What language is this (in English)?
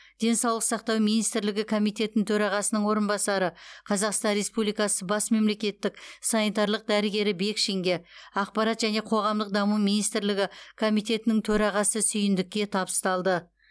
Kazakh